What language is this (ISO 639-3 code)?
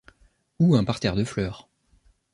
fra